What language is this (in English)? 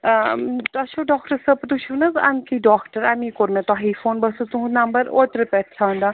Kashmiri